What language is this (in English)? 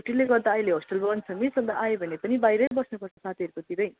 Nepali